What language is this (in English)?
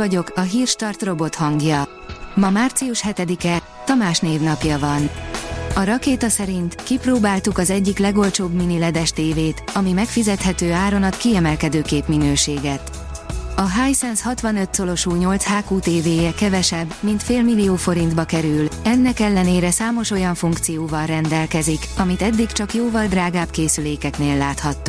Hungarian